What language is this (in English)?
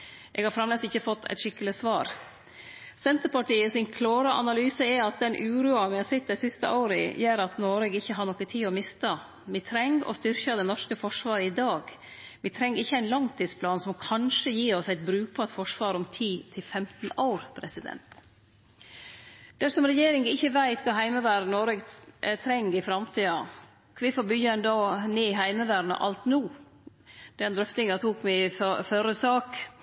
Norwegian Nynorsk